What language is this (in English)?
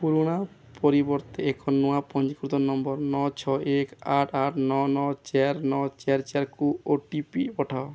Odia